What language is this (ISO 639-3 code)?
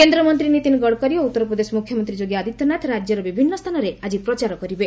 ori